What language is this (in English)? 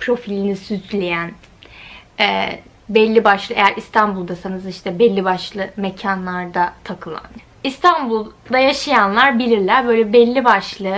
Turkish